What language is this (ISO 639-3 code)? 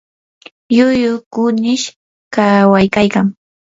qur